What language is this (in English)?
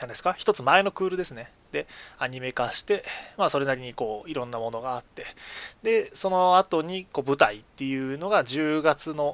Japanese